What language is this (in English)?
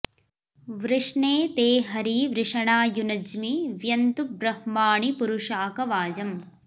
Sanskrit